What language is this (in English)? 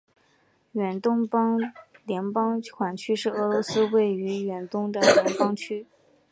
Chinese